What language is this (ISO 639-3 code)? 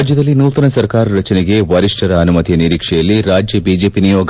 kan